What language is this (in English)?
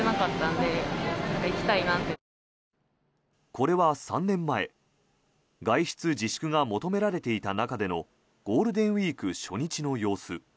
Japanese